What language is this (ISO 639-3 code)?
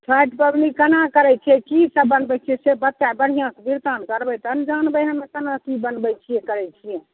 mai